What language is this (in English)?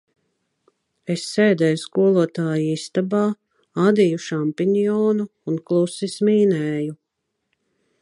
Latvian